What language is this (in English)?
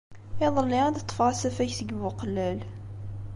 Kabyle